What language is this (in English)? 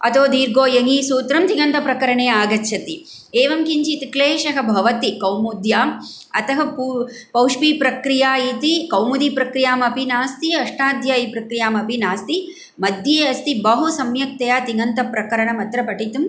Sanskrit